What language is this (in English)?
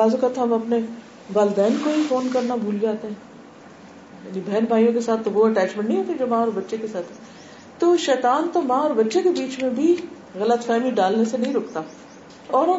Urdu